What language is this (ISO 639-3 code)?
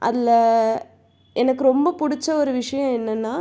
tam